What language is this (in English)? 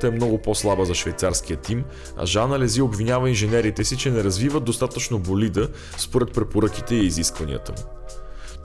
Bulgarian